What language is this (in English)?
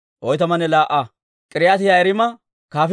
Dawro